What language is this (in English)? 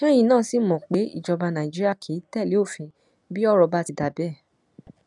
Yoruba